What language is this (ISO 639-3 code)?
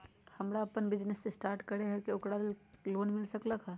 mag